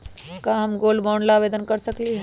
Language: Magahi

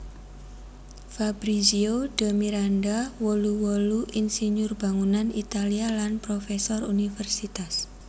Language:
Javanese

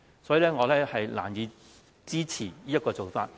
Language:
Cantonese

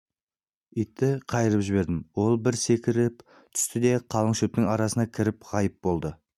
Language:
Kazakh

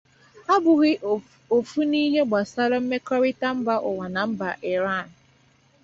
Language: Igbo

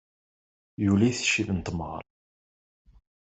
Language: Kabyle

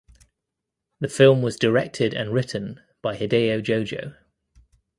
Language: English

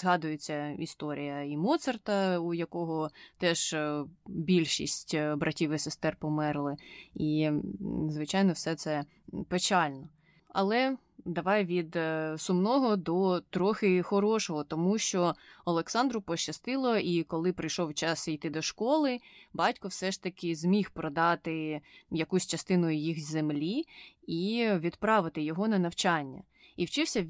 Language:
Ukrainian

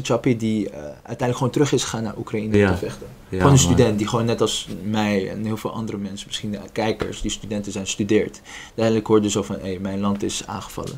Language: Dutch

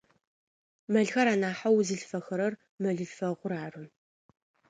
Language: Adyghe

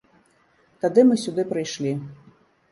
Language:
Belarusian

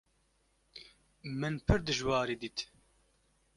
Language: Kurdish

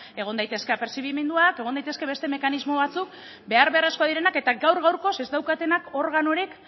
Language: Basque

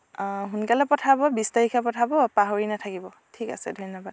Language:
Assamese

